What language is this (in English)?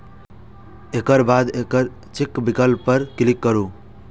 Maithili